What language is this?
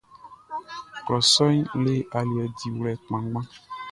Baoulé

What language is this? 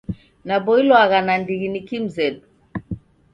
Taita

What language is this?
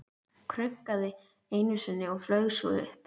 Icelandic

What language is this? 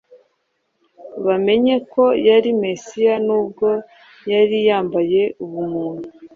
Kinyarwanda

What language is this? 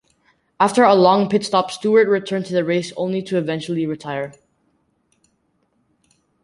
English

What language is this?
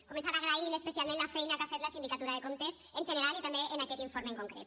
Catalan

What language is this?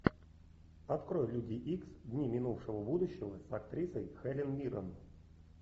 Russian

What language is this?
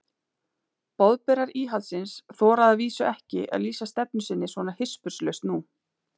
Icelandic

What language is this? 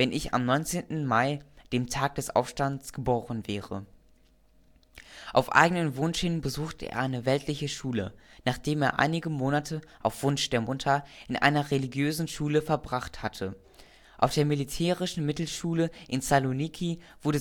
German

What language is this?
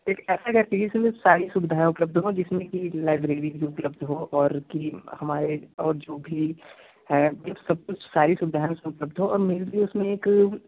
Hindi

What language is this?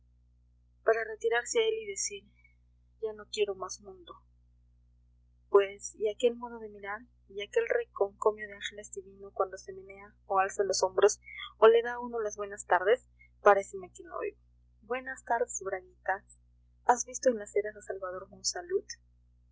Spanish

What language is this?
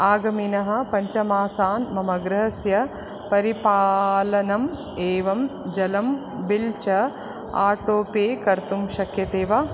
Sanskrit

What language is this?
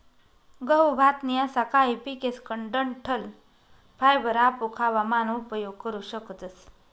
Marathi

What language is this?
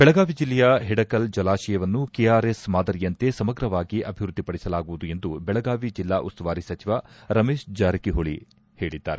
Kannada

